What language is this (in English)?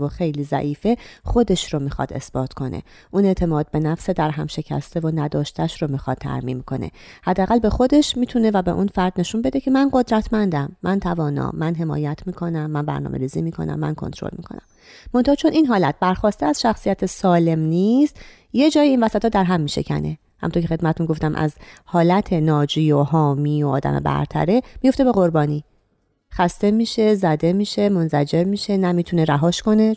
Persian